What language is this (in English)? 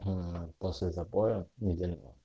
Russian